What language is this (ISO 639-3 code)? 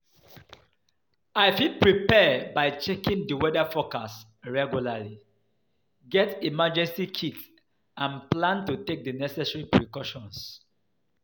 pcm